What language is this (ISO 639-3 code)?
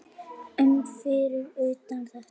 isl